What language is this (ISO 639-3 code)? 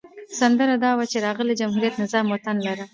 pus